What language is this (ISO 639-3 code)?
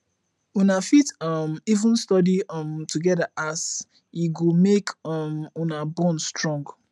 pcm